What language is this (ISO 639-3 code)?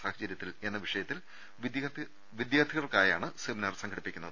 mal